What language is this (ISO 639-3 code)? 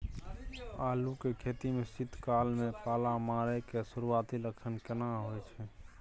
mai